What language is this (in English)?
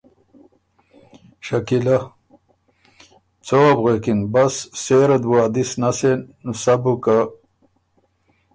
Ormuri